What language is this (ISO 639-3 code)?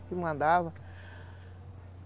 por